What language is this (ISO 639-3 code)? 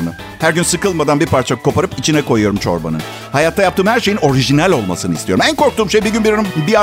tur